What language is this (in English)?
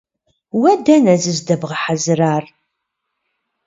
Kabardian